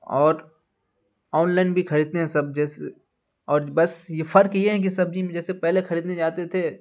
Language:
Urdu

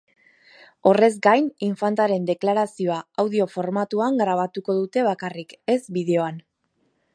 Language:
Basque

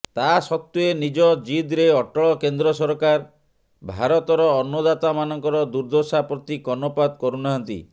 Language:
Odia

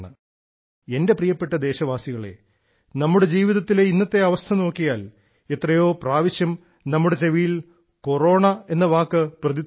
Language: Malayalam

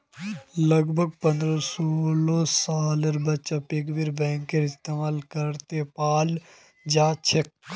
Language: Magahi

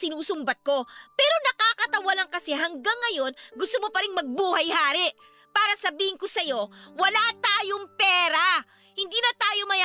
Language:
Filipino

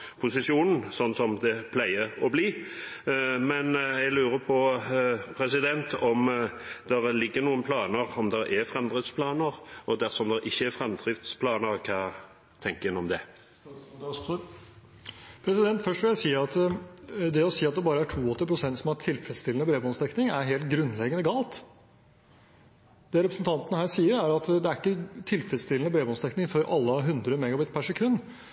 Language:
Norwegian Bokmål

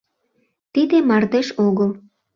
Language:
Mari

